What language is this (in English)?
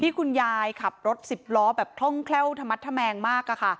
Thai